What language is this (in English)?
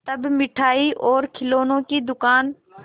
Hindi